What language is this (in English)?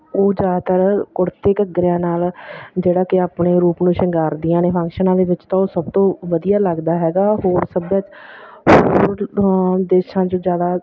Punjabi